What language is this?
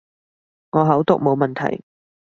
Cantonese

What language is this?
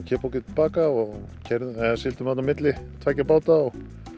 Icelandic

